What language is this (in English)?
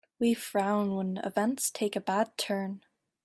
English